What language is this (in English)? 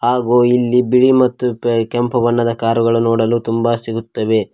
Kannada